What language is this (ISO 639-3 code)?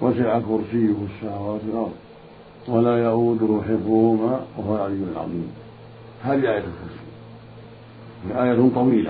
ara